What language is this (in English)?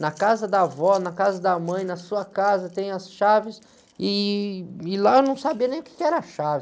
Portuguese